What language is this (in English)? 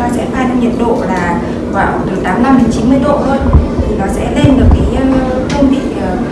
Vietnamese